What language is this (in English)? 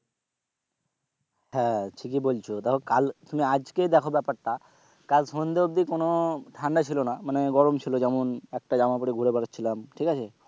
Bangla